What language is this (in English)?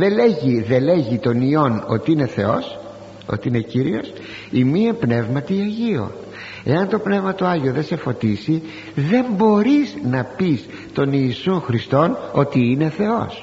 Greek